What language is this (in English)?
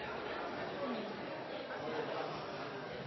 Norwegian Nynorsk